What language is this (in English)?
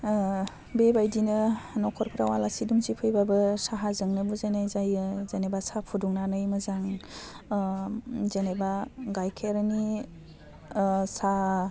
Bodo